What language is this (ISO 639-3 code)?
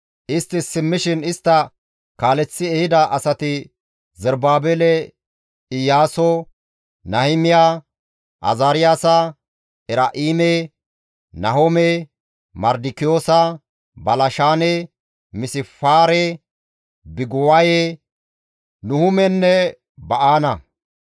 gmv